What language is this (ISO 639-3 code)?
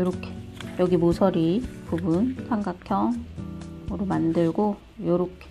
kor